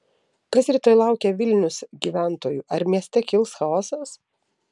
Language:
Lithuanian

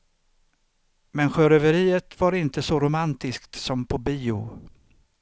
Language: Swedish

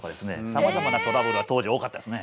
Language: Japanese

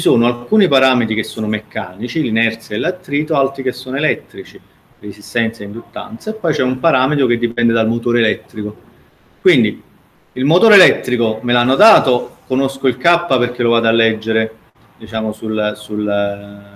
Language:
Italian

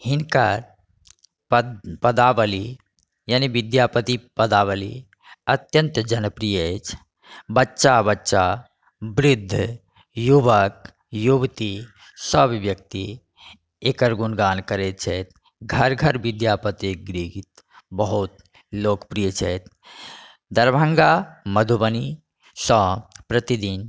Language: Maithili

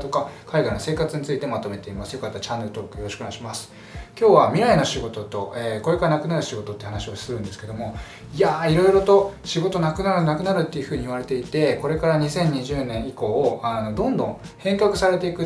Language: Japanese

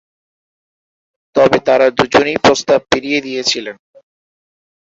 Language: Bangla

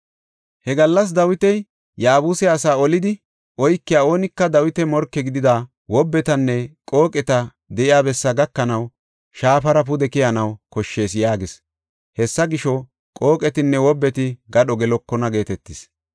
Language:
Gofa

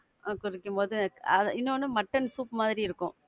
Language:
Tamil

